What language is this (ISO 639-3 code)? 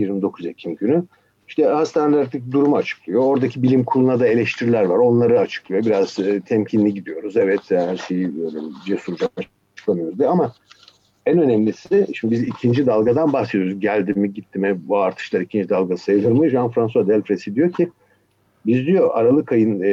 tur